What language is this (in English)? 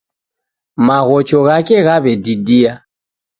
Taita